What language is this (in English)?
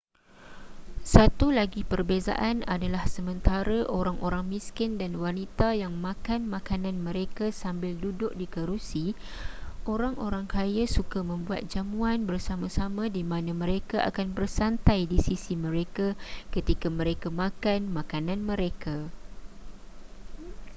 Malay